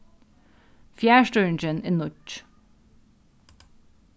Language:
Faroese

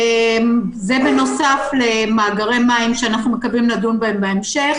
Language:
Hebrew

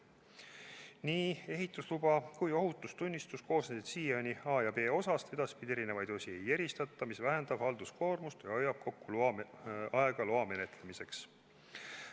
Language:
Estonian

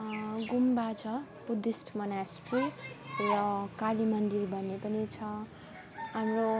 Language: Nepali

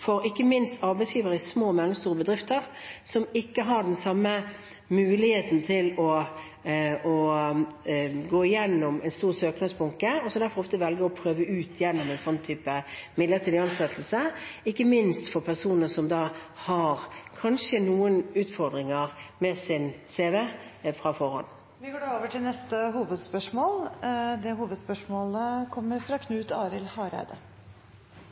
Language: Norwegian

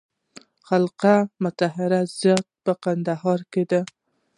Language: Pashto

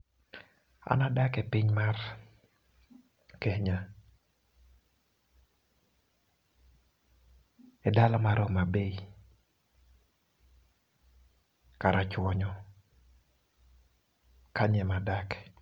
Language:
Luo (Kenya and Tanzania)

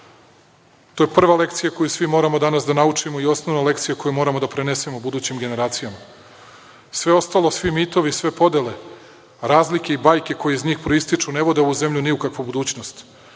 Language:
Serbian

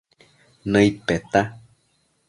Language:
Matsés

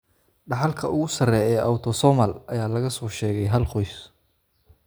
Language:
Somali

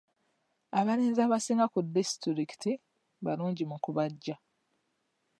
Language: Ganda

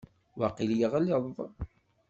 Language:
Kabyle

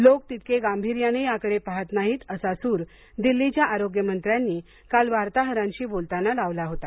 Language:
Marathi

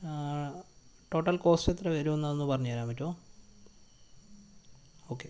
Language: Malayalam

